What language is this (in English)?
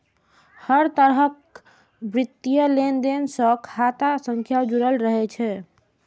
Maithili